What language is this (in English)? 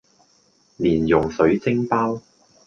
Cantonese